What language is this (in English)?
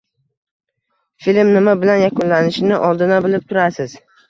Uzbek